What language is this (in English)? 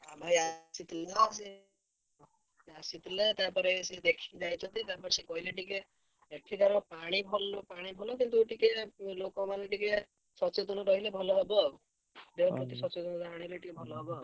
Odia